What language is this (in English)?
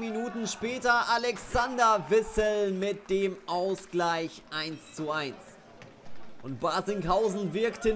German